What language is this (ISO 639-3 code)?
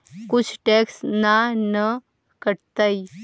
mag